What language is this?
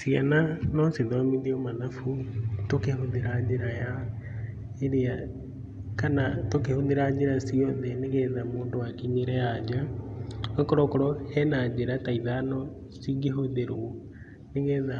Kikuyu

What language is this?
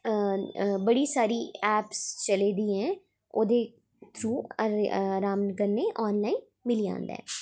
Dogri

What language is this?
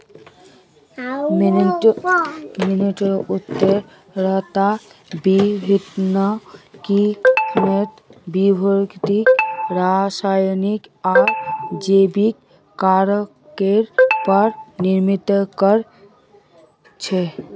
Magahi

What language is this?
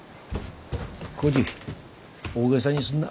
Japanese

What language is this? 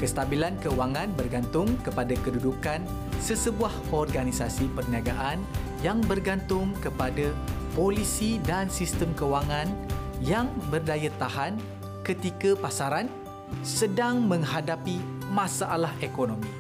Malay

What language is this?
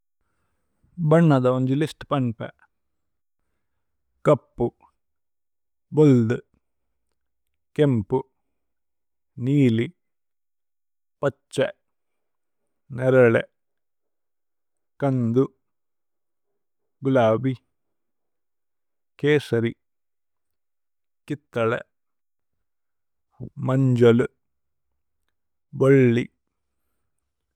Tulu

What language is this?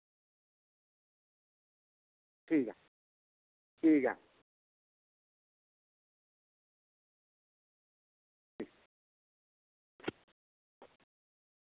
Dogri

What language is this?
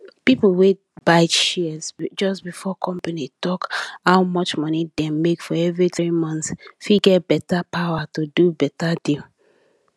Nigerian Pidgin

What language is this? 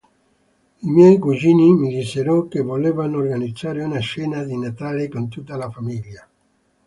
Italian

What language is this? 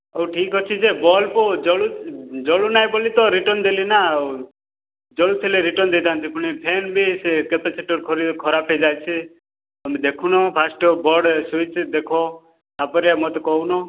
Odia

